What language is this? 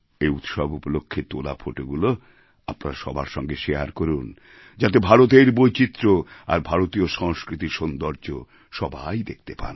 Bangla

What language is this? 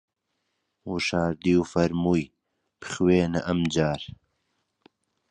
Central Kurdish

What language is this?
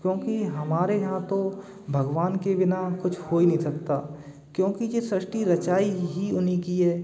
Hindi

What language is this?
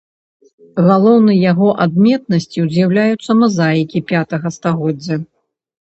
Belarusian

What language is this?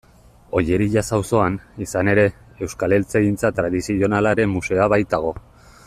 Basque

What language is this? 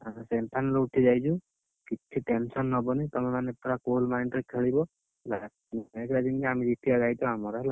Odia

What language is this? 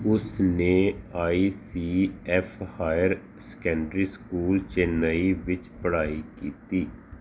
Punjabi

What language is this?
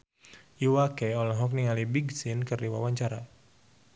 Sundanese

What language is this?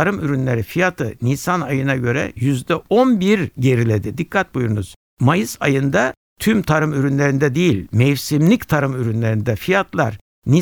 Turkish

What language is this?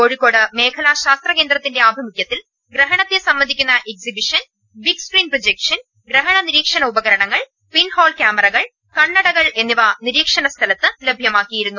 Malayalam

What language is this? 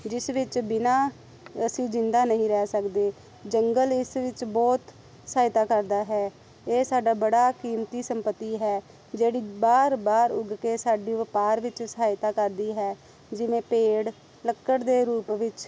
Punjabi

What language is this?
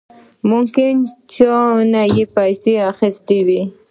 Pashto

